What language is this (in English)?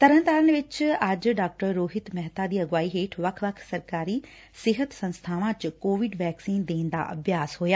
Punjabi